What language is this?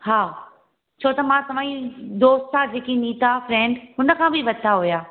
Sindhi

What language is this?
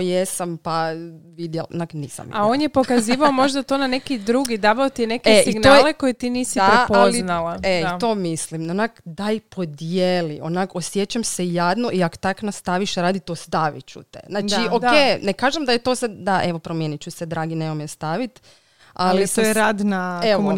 Croatian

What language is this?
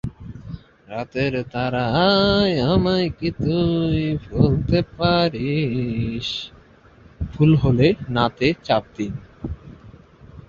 Bangla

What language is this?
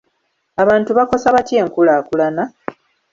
Ganda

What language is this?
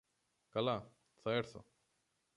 Greek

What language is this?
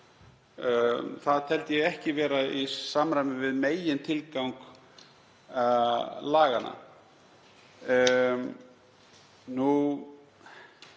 Icelandic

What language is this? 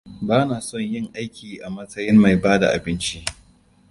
Hausa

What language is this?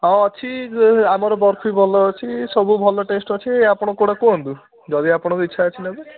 Odia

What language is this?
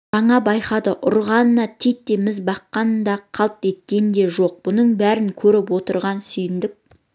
Kazakh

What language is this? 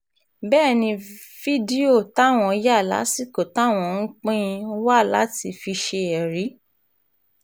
Yoruba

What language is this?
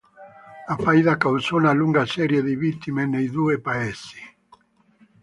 Italian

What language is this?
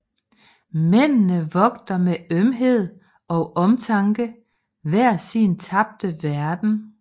Danish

